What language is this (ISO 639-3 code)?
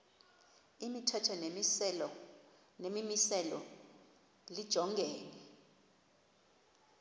xho